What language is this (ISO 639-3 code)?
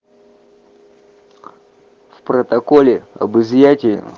rus